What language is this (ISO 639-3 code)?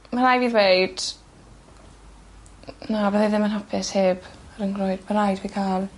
cym